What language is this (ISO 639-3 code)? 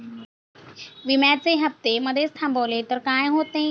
mar